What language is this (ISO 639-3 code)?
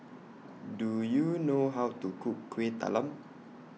eng